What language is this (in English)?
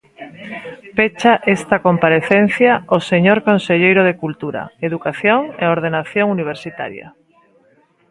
Galician